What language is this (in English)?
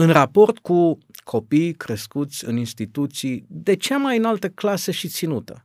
Romanian